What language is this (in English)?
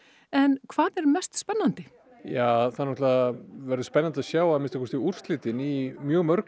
Icelandic